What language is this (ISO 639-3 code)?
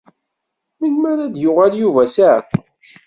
kab